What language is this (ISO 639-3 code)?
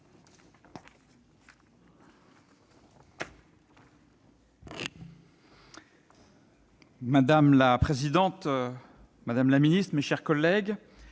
fra